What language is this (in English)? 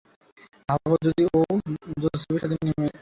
Bangla